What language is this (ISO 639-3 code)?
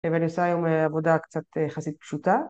heb